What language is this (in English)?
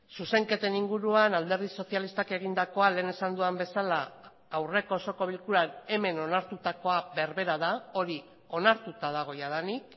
Basque